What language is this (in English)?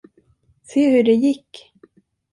Swedish